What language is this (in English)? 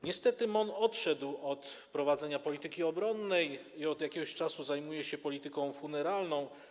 Polish